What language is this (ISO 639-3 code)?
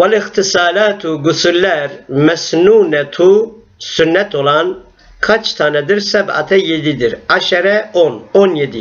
tur